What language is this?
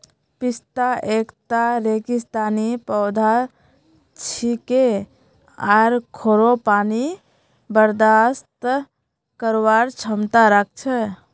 Magahi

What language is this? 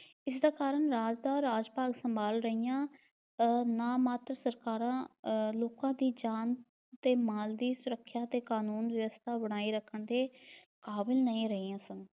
Punjabi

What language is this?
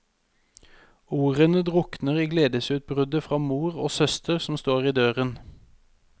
Norwegian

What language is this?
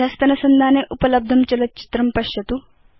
Sanskrit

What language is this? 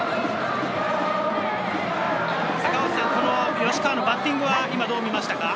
Japanese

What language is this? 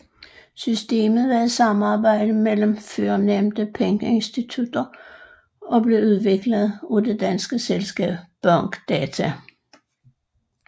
Danish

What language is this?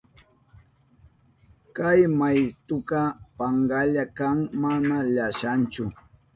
Southern Pastaza Quechua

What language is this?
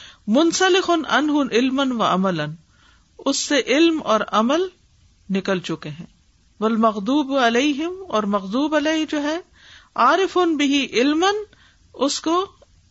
Urdu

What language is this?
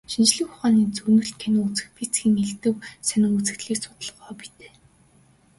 Mongolian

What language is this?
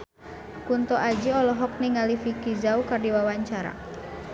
Sundanese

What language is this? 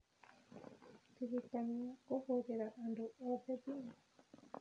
Kikuyu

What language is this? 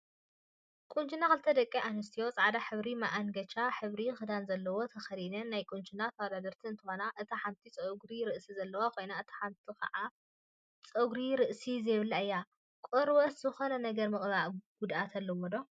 Tigrinya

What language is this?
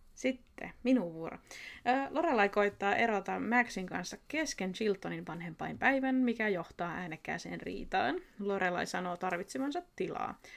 Finnish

